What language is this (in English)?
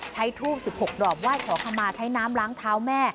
Thai